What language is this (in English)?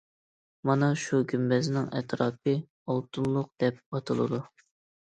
Uyghur